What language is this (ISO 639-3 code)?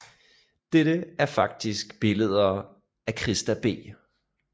dan